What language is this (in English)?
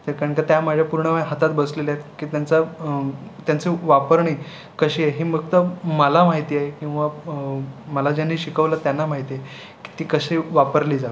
Marathi